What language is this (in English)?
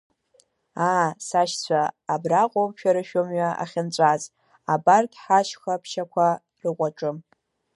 Abkhazian